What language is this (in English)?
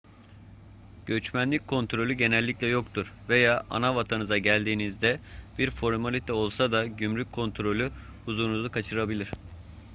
Turkish